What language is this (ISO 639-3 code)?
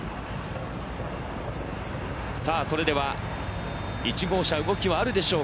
jpn